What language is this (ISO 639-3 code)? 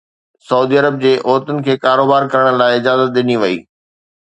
snd